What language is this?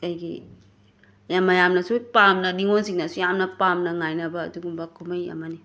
Manipuri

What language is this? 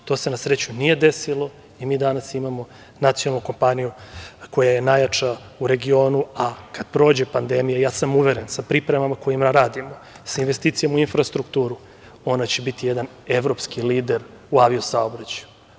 Serbian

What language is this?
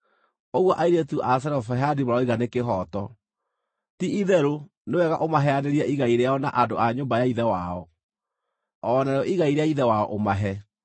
Kikuyu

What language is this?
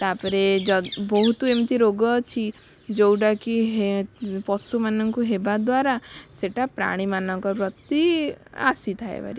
Odia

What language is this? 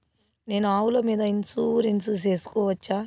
Telugu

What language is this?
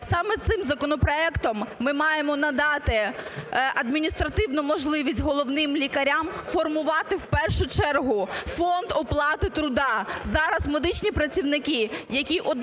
Ukrainian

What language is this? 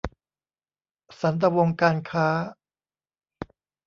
Thai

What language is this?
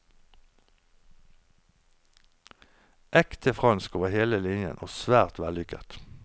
Norwegian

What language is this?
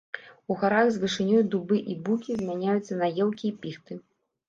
Belarusian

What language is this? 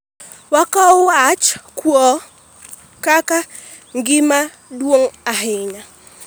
Luo (Kenya and Tanzania)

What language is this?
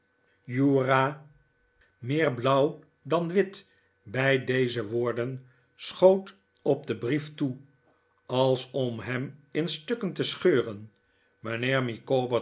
Dutch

